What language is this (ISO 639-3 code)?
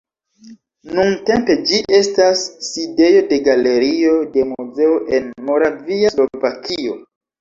epo